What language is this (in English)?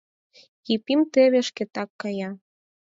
Mari